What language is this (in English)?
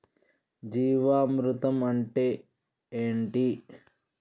Telugu